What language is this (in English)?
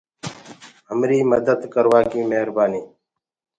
Gurgula